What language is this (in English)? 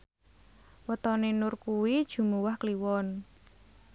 Javanese